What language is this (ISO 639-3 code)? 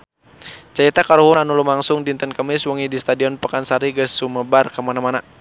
sun